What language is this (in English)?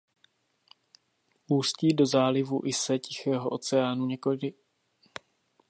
Czech